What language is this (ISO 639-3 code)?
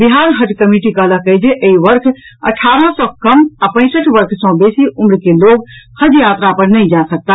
mai